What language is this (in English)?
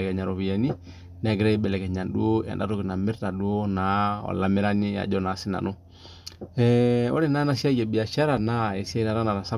Masai